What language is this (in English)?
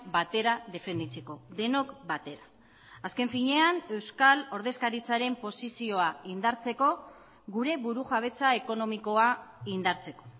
Basque